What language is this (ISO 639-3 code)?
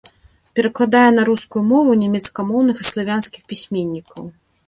bel